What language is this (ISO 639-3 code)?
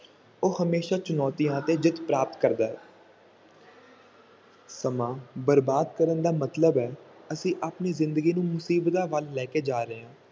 pan